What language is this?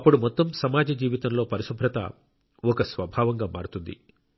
Telugu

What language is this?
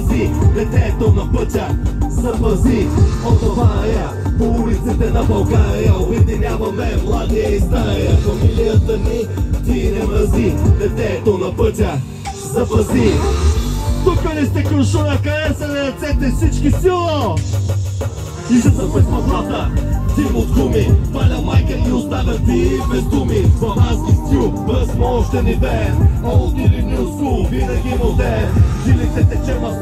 Romanian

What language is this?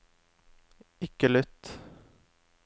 Norwegian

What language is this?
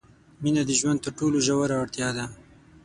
Pashto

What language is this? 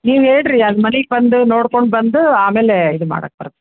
Kannada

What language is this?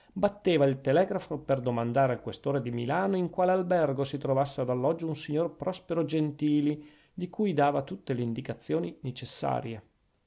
Italian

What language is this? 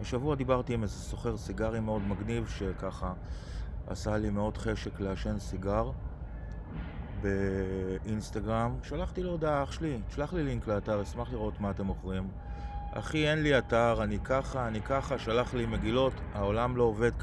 Hebrew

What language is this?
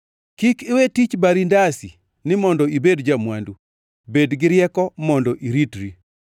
Luo (Kenya and Tanzania)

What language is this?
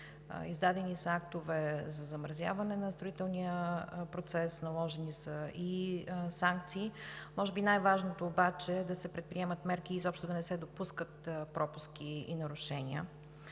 Bulgarian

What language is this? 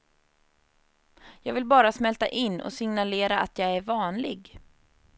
Swedish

